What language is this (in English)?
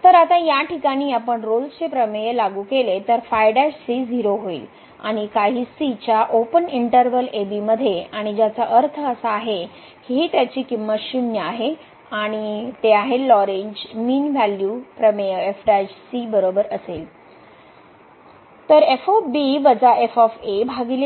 Marathi